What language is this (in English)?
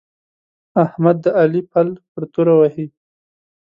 Pashto